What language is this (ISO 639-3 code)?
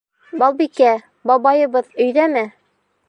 bak